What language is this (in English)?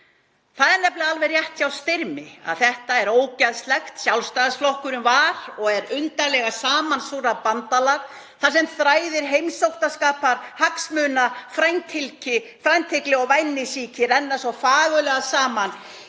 Icelandic